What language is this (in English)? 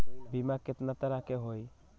Magahi